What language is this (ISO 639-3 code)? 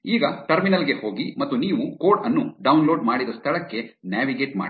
kan